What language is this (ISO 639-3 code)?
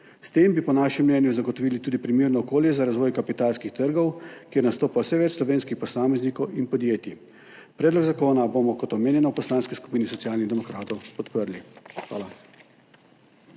slv